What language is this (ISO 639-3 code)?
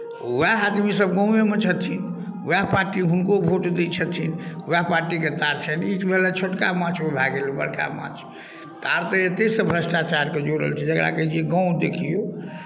mai